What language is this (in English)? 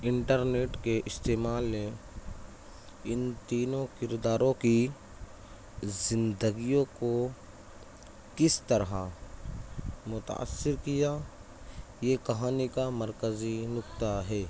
Urdu